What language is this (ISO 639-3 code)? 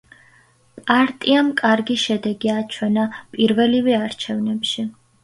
kat